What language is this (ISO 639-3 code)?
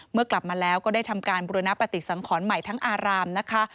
tha